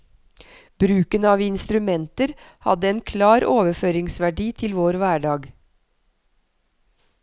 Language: Norwegian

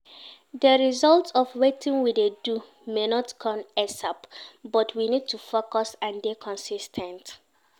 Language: Nigerian Pidgin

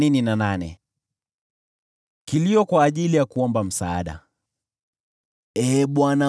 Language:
Swahili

